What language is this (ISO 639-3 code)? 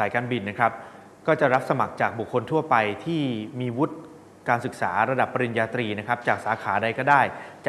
tha